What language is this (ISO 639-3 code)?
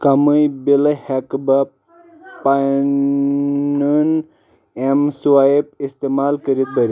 kas